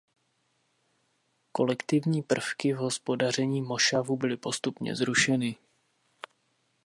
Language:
Czech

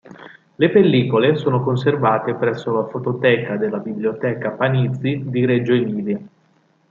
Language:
Italian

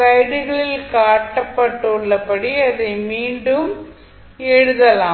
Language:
Tamil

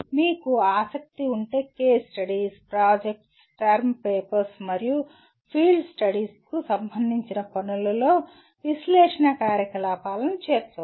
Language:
Telugu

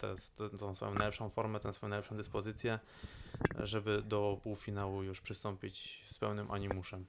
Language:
Polish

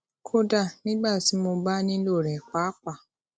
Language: Yoruba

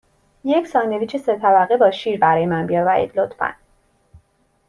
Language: Persian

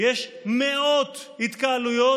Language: Hebrew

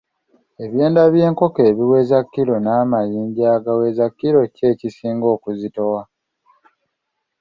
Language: Ganda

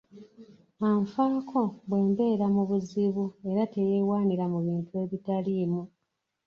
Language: Ganda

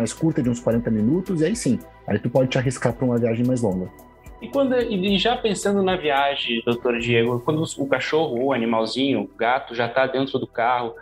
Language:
Portuguese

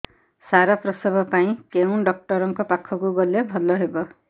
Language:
Odia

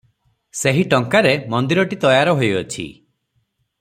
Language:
Odia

